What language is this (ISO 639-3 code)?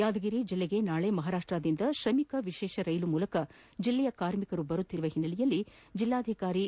kan